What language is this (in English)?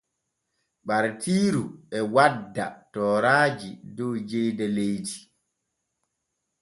Borgu Fulfulde